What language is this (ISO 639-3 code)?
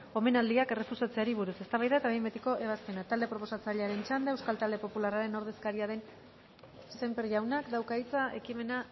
eus